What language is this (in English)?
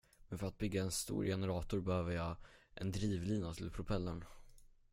Swedish